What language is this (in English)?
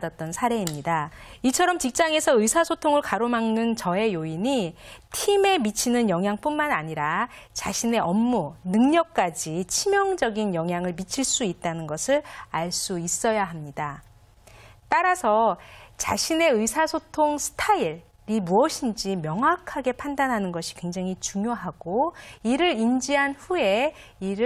Korean